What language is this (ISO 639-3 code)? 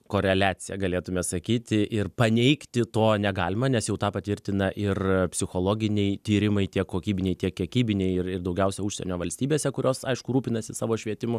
lit